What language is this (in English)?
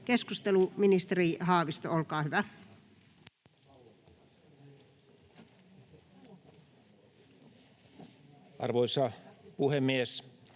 Finnish